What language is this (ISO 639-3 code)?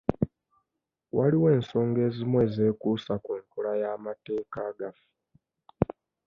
lug